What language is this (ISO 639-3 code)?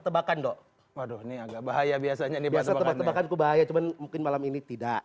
ind